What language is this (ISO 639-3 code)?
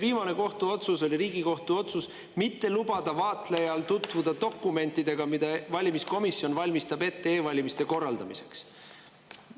est